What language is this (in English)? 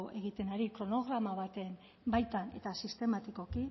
Basque